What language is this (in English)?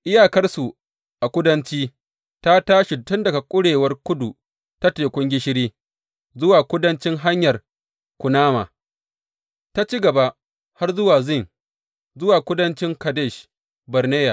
Hausa